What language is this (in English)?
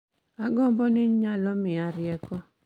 Luo (Kenya and Tanzania)